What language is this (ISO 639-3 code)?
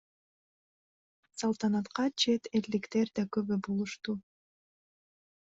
kir